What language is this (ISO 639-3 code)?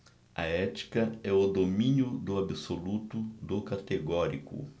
por